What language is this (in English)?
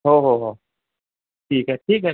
Marathi